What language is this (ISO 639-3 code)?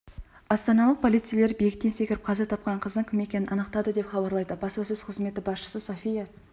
kaz